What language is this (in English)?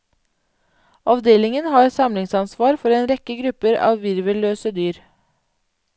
Norwegian